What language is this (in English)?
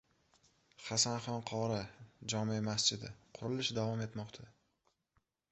Uzbek